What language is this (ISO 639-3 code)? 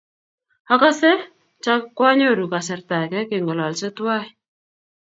kln